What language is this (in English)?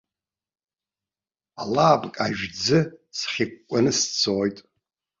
Abkhazian